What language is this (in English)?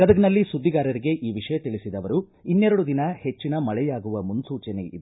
Kannada